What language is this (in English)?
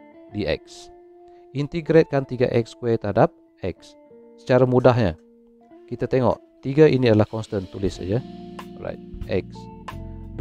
Malay